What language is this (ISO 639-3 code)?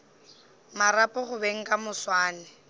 nso